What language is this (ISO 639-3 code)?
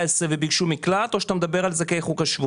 heb